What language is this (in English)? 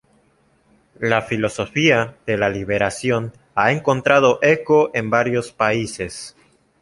Spanish